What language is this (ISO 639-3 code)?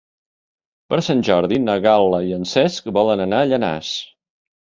cat